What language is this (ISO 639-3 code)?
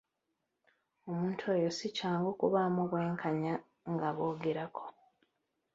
lug